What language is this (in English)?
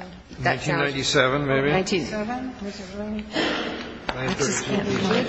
English